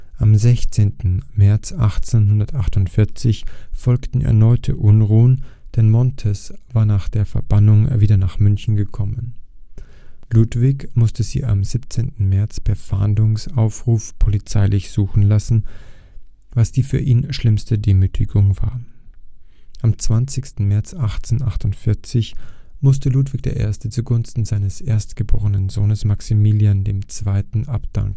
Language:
German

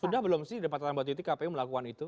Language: Indonesian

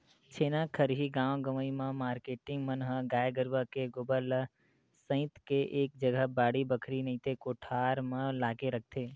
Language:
Chhattisgarhi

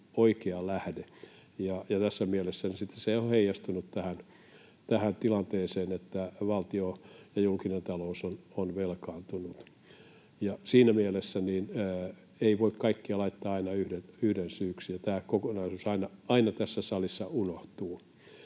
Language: Finnish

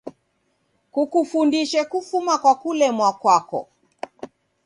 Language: Taita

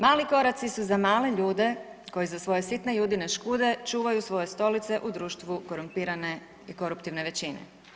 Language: Croatian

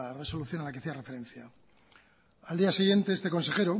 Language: Spanish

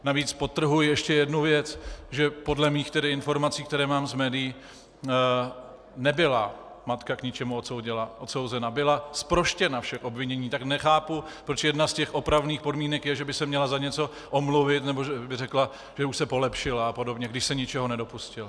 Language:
Czech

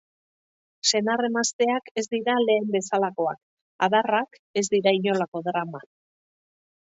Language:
Basque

